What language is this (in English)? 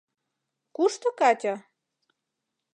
Mari